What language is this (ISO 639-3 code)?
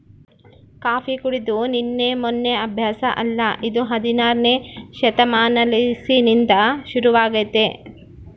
kan